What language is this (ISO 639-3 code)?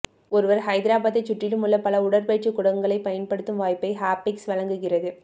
tam